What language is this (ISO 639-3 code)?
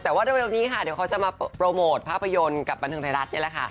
tha